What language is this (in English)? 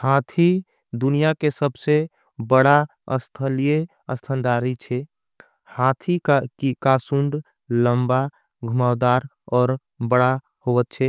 Angika